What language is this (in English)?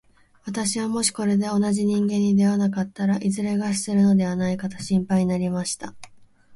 Japanese